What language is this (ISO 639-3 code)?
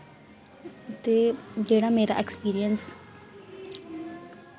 doi